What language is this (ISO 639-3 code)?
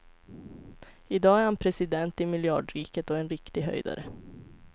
swe